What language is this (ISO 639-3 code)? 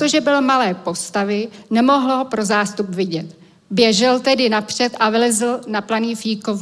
ces